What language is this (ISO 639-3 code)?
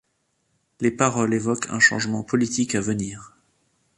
fra